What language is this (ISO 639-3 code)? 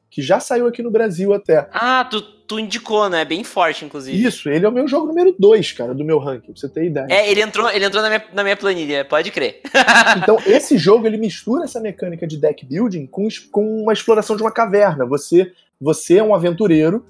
por